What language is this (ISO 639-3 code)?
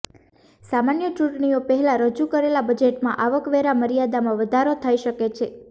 guj